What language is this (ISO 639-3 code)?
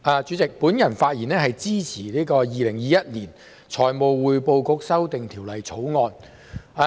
yue